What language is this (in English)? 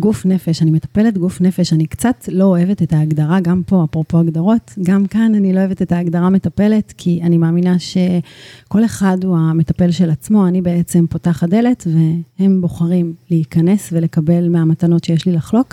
Hebrew